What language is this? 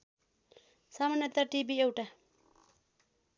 Nepali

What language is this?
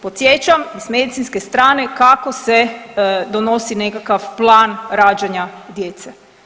Croatian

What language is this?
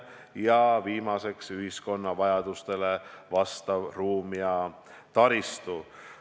Estonian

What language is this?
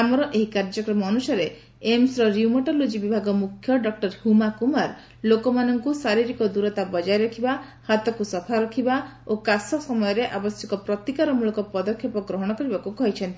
Odia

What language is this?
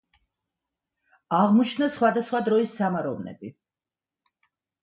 Georgian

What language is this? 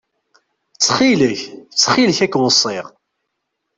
Kabyle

